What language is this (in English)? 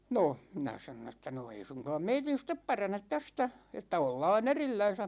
Finnish